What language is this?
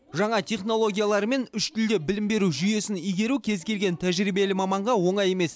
Kazakh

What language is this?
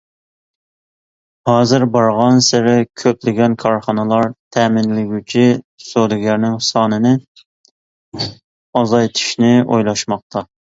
Uyghur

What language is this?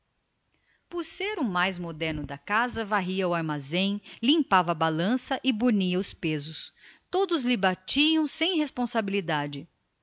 Portuguese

